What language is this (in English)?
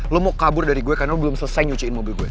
Indonesian